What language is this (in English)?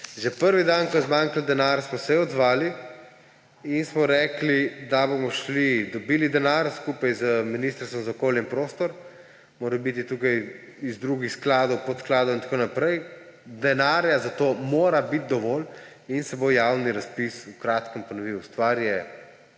Slovenian